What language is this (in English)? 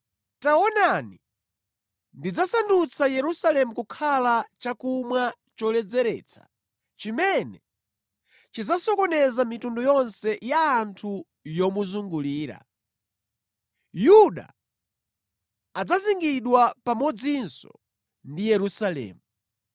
Nyanja